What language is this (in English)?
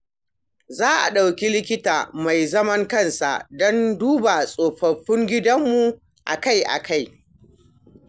Hausa